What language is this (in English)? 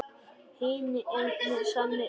Icelandic